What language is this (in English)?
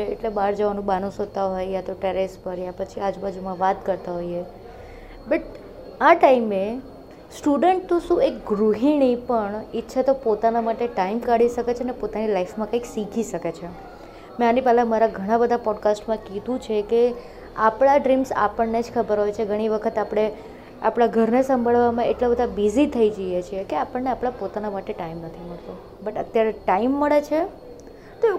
Gujarati